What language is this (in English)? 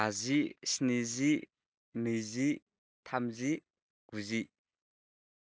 Bodo